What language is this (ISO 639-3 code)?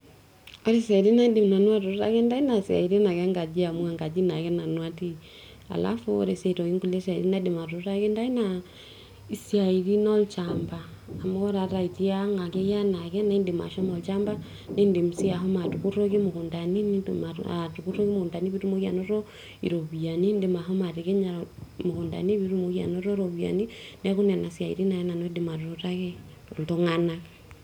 mas